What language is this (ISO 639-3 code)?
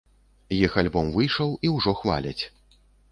bel